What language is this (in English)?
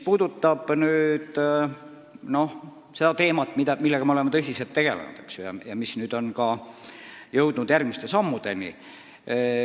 Estonian